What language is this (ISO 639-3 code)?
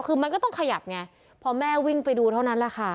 tha